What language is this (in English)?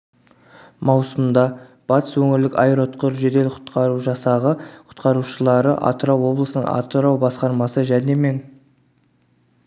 Kazakh